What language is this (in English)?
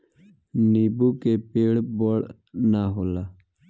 Bhojpuri